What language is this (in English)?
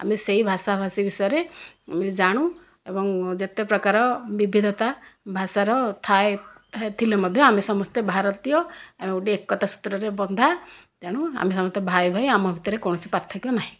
Odia